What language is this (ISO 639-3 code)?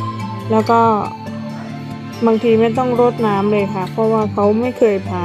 tha